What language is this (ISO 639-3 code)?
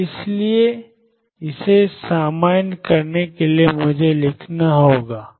hin